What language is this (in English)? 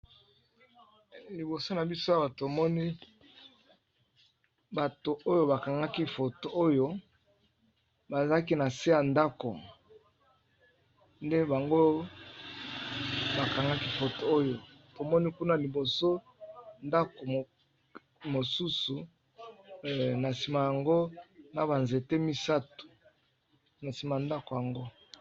Lingala